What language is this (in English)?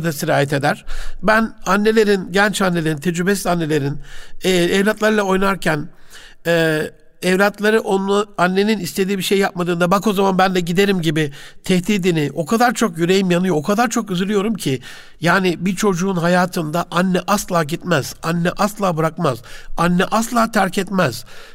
Turkish